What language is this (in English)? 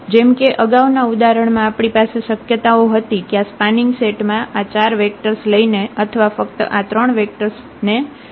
Gujarati